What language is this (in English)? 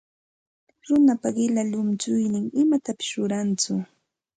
Santa Ana de Tusi Pasco Quechua